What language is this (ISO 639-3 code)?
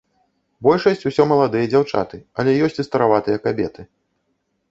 bel